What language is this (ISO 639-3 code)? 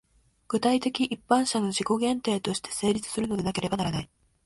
jpn